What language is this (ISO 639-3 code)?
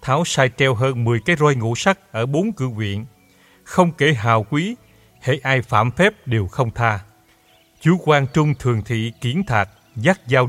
vie